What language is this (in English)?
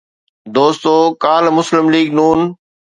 Sindhi